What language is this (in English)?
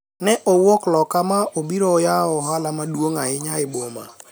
Luo (Kenya and Tanzania)